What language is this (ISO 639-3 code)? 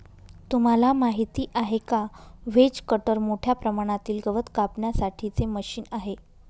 mar